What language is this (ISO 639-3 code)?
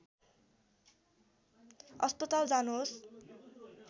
nep